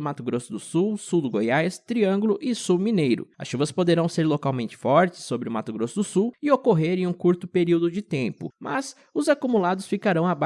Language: Portuguese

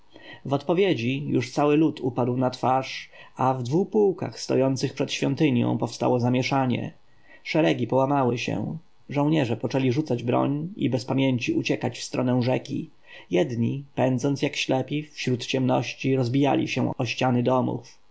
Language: Polish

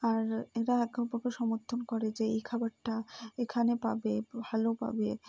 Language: Bangla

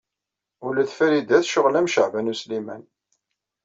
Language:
Kabyle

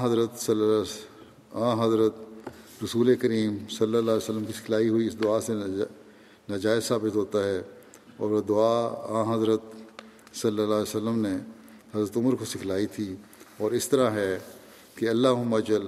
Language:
Urdu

